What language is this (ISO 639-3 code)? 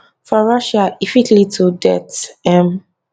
pcm